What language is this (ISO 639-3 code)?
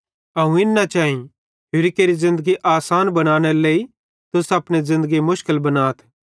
bhd